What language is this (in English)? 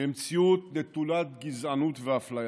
Hebrew